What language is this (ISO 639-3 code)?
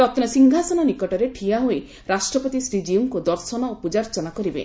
ori